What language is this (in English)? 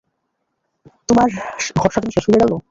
Bangla